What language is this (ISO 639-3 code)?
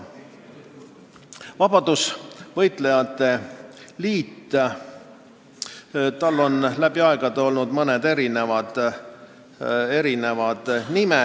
est